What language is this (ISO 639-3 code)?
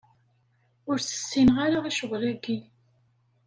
kab